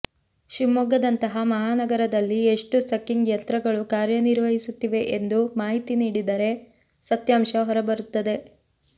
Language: Kannada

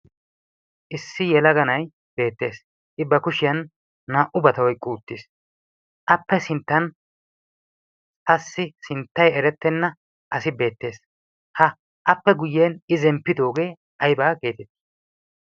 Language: Wolaytta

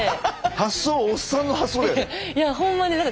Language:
Japanese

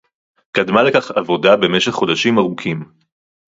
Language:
Hebrew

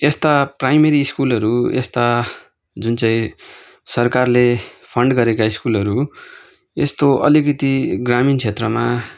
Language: Nepali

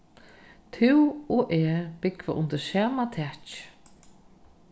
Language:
Faroese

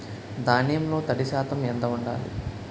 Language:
Telugu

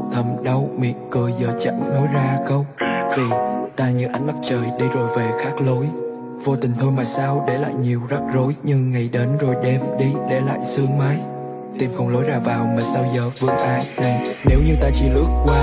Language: Vietnamese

